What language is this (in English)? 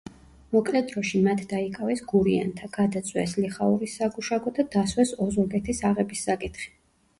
Georgian